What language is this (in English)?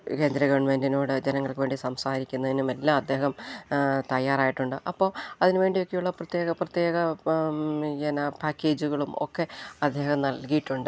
Malayalam